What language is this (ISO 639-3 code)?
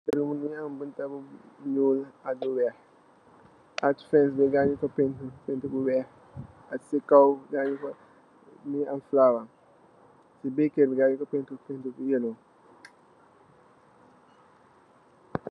wol